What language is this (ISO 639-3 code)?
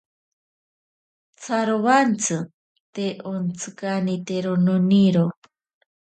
prq